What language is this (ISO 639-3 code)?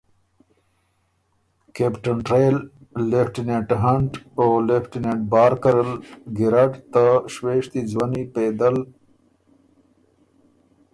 oru